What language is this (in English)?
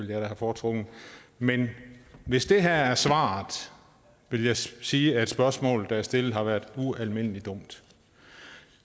Danish